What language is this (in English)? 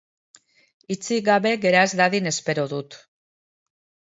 Basque